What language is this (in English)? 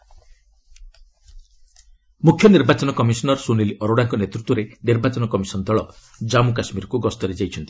Odia